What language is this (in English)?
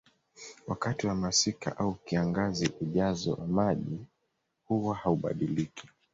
Swahili